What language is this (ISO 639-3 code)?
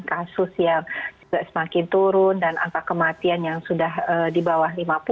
ind